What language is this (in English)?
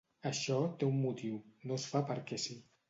Catalan